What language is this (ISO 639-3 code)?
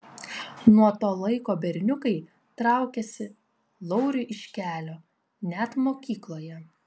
lit